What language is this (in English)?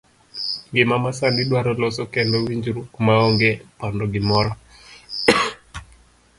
Luo (Kenya and Tanzania)